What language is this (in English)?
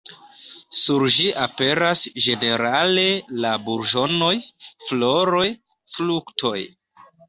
Esperanto